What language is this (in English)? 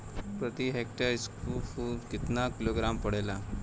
Bhojpuri